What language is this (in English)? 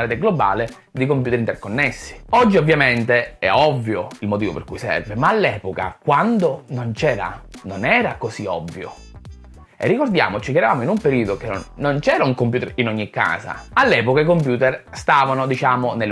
Italian